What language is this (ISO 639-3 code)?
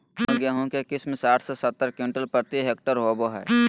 mag